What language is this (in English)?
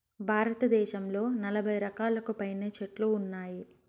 Telugu